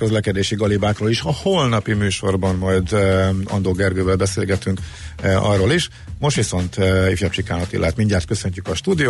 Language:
Hungarian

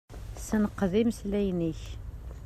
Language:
Kabyle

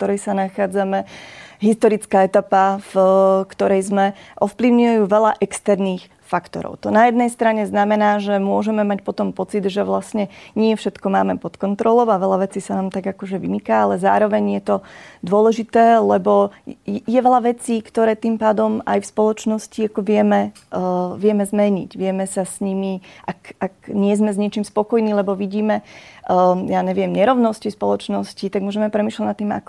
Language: Slovak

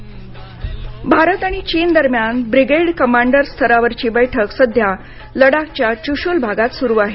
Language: Marathi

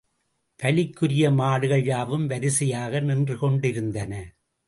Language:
Tamil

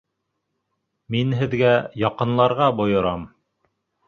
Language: Bashkir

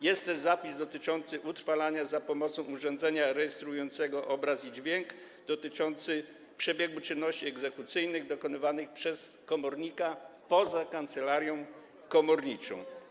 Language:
Polish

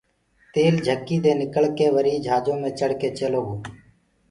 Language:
Gurgula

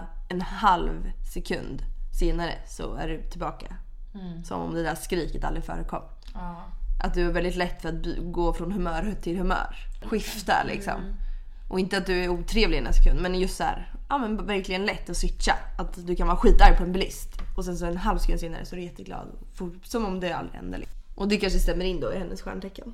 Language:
Swedish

